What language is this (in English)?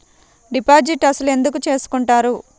Telugu